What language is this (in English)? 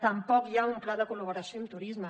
Catalan